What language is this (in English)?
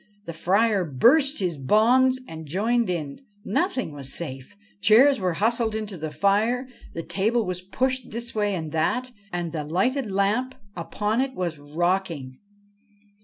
English